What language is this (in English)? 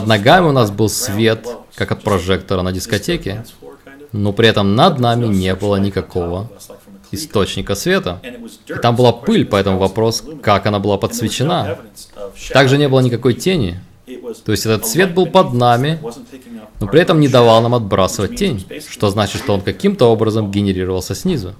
Russian